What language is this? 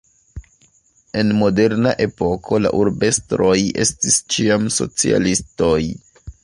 Esperanto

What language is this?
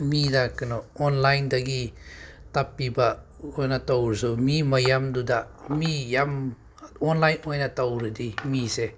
Manipuri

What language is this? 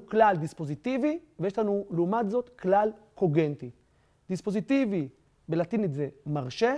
Hebrew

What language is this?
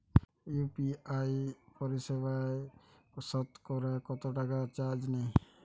Bangla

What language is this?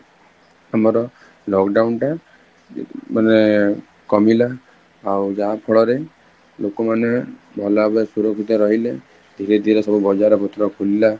Odia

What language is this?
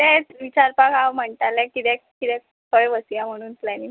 Konkani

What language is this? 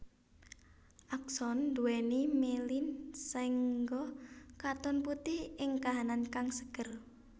Javanese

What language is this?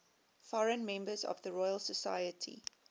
English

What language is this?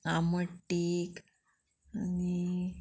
Konkani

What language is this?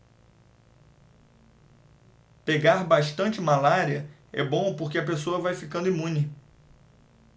Portuguese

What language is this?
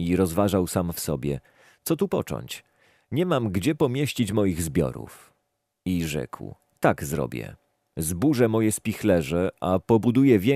Polish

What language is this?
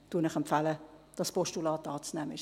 Swiss German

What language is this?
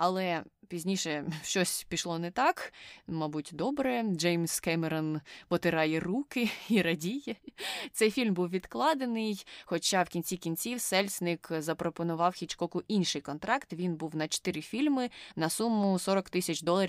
Ukrainian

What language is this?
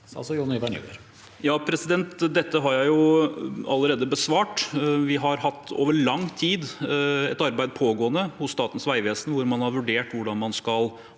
Norwegian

